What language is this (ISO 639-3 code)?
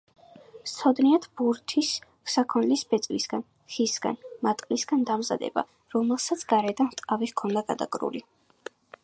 kat